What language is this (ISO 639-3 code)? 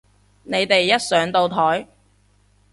yue